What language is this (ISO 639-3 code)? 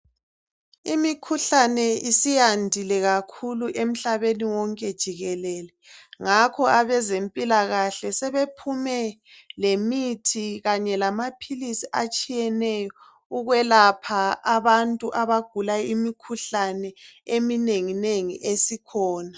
nde